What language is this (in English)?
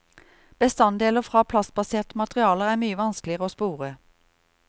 Norwegian